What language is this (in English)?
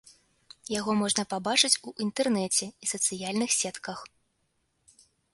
Belarusian